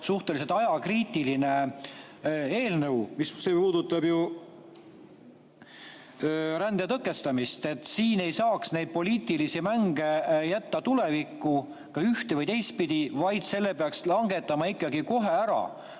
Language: Estonian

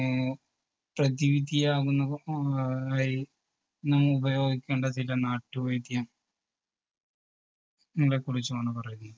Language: Malayalam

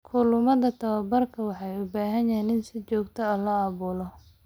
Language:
Somali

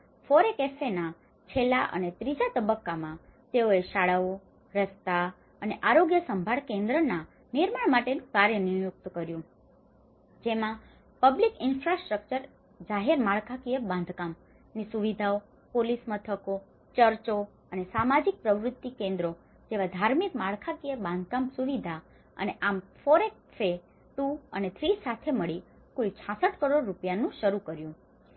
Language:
Gujarati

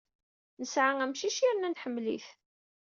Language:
Kabyle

